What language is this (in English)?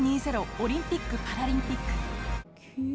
Japanese